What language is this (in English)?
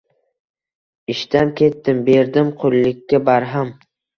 Uzbek